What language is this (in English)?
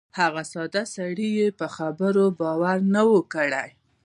Pashto